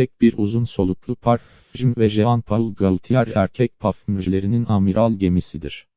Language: Turkish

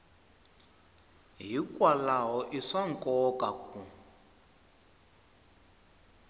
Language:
Tsonga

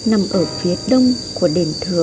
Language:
Vietnamese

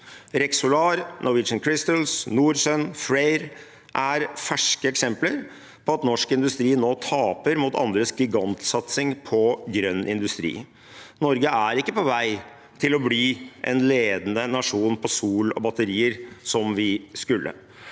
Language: Norwegian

